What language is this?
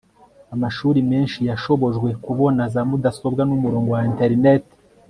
Kinyarwanda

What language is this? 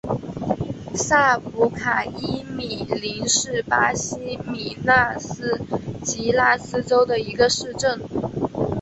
Chinese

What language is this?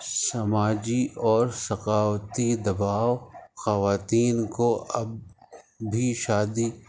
Urdu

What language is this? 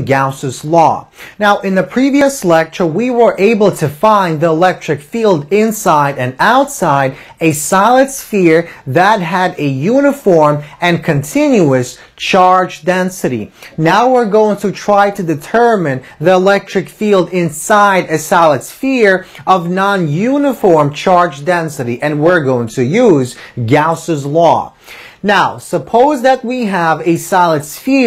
English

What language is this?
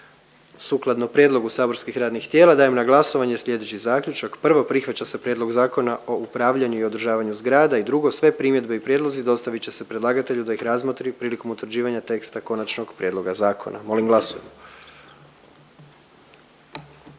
Croatian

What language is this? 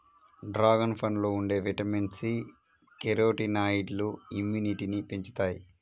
Telugu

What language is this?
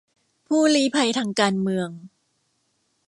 Thai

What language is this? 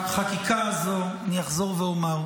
Hebrew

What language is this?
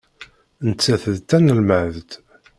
Kabyle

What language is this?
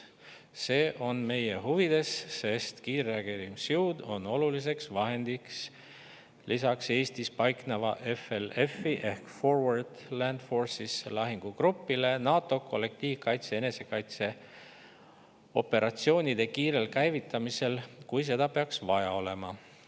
Estonian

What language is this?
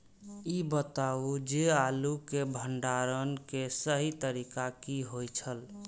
Maithili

